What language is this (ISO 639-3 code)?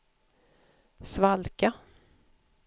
swe